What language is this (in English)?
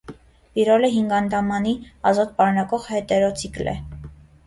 Armenian